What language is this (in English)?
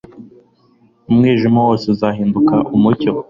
Kinyarwanda